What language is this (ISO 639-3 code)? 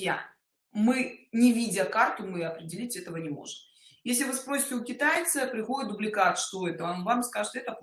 rus